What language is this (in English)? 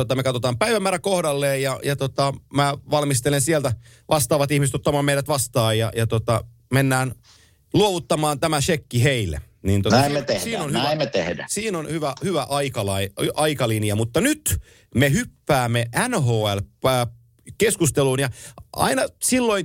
Finnish